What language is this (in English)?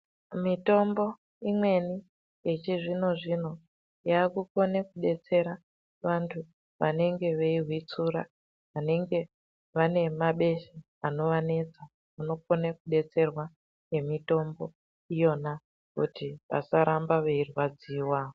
Ndau